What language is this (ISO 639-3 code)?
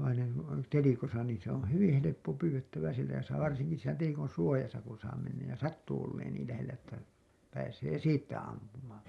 fin